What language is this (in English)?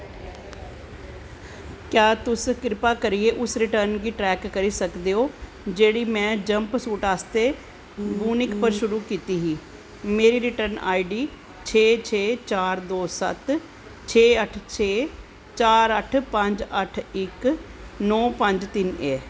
Dogri